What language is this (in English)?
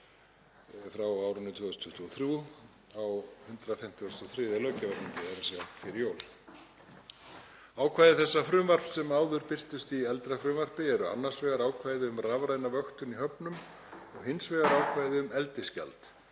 Icelandic